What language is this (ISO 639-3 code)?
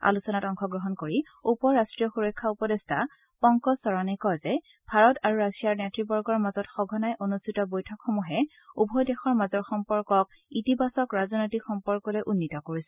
asm